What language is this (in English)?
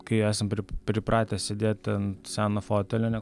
Lithuanian